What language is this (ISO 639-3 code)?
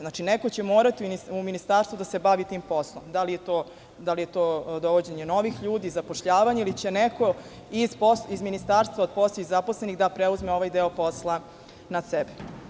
srp